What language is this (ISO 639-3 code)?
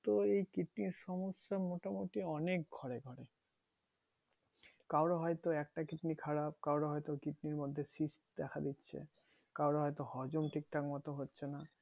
ben